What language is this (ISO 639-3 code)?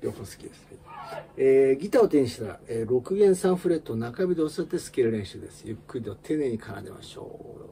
jpn